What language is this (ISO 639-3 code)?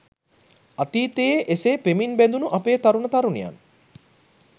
sin